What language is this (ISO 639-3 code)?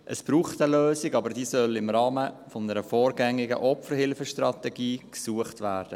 gsw